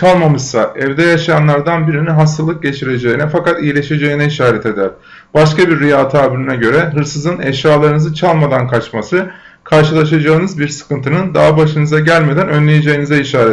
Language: Turkish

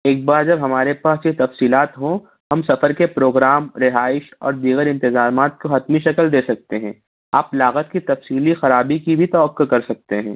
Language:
Urdu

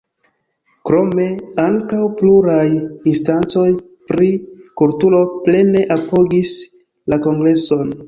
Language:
Esperanto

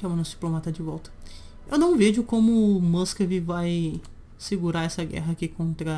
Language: Portuguese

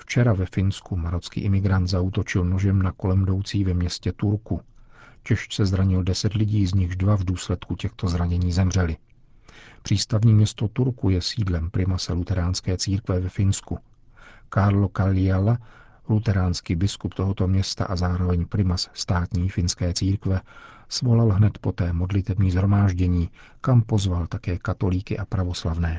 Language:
Czech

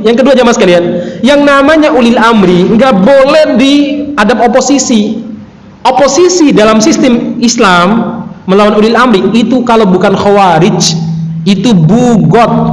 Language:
Indonesian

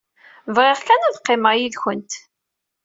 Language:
Kabyle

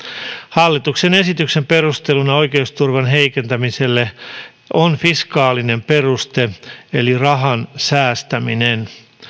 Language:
Finnish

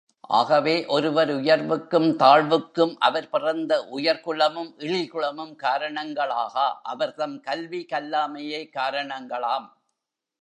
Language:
Tamil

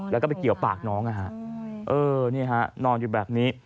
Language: Thai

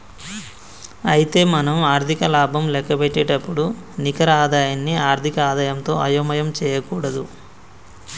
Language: Telugu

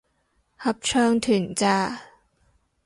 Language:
Cantonese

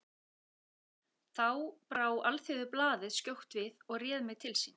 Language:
Icelandic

